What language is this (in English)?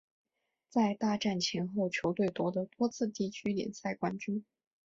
Chinese